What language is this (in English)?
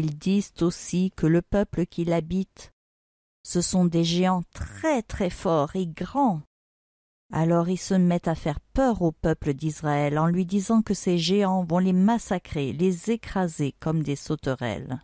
French